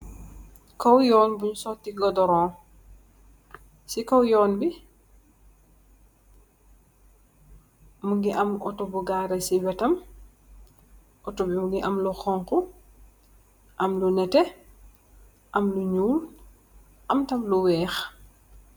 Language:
Wolof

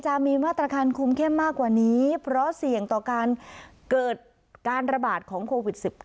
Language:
Thai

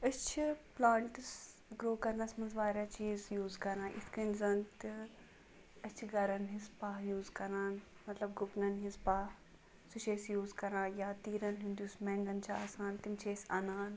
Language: Kashmiri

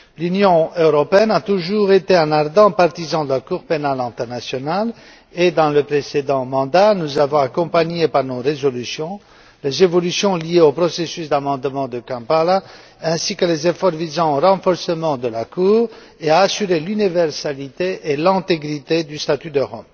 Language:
French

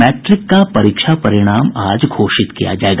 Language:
Hindi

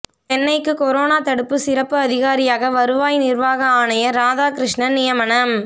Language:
Tamil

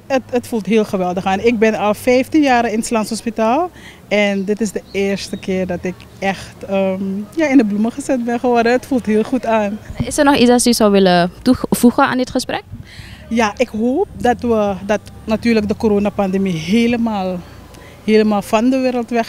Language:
Dutch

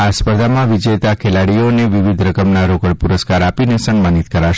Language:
Gujarati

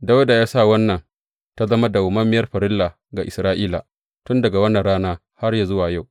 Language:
Hausa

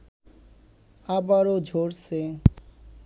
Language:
Bangla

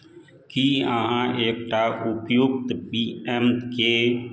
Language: Maithili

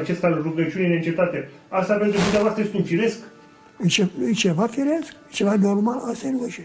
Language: Romanian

